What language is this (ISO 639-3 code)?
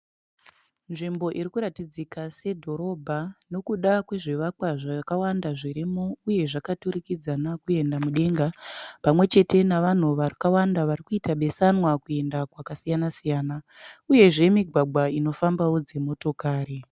sna